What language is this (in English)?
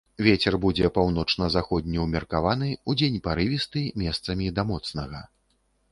Belarusian